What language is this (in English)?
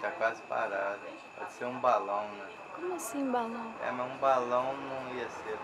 Portuguese